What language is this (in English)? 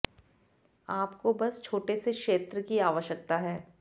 Hindi